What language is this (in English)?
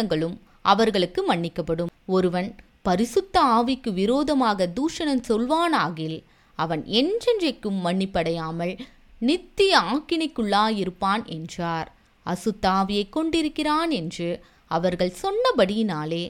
Tamil